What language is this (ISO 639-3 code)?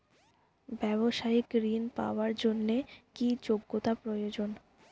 ben